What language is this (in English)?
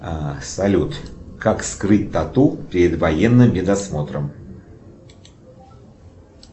Russian